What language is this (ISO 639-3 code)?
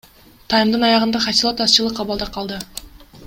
kir